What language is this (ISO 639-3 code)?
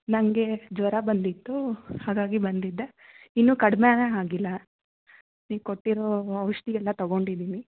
kan